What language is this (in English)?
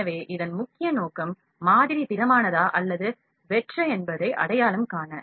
Tamil